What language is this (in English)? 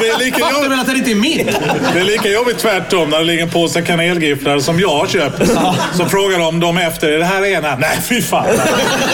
Swedish